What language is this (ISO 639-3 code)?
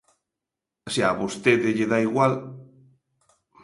glg